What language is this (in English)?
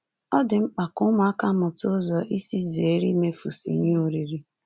Igbo